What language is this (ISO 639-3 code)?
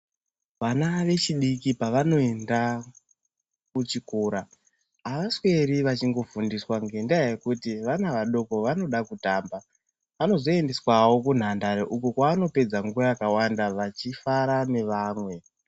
ndc